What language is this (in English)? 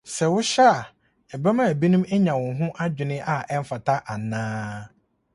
Akan